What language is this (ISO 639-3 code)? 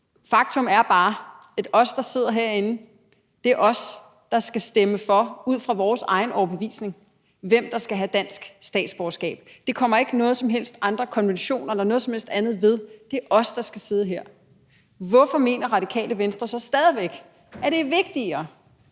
dan